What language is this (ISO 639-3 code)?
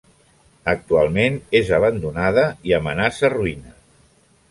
cat